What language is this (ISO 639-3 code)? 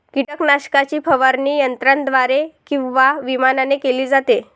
mar